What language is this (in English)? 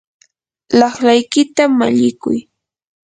Yanahuanca Pasco Quechua